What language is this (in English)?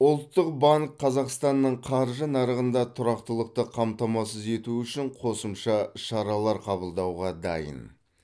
Kazakh